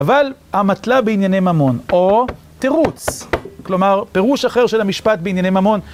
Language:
Hebrew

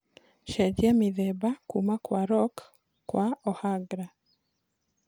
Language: Kikuyu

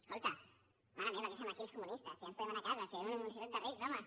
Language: Catalan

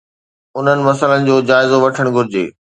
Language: Sindhi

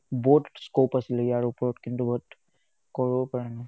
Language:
Assamese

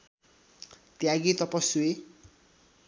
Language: Nepali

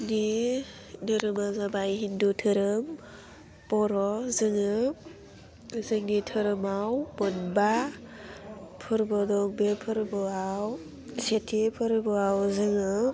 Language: Bodo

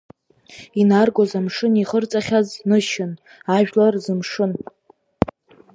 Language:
Abkhazian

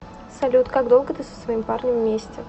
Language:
Russian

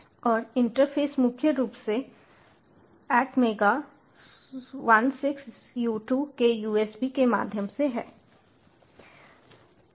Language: Hindi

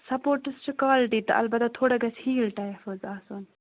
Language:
Kashmiri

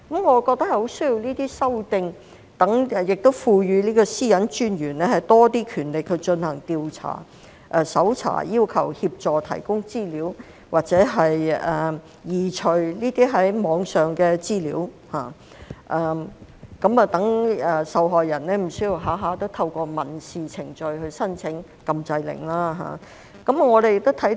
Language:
Cantonese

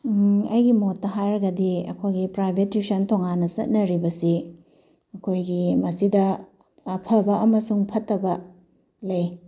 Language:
Manipuri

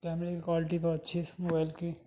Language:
Urdu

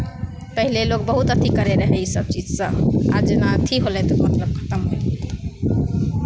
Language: Maithili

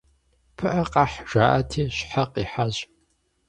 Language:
Kabardian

